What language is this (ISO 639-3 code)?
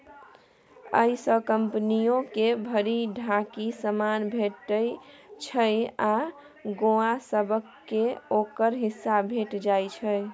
mai